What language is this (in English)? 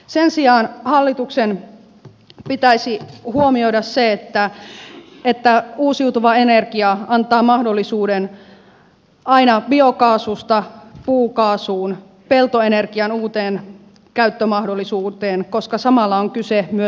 Finnish